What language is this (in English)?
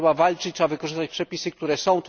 Polish